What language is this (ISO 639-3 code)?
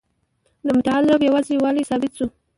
pus